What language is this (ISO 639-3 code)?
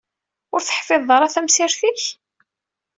kab